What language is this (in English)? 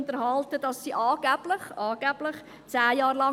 Swiss German